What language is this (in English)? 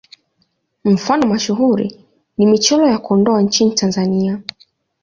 Swahili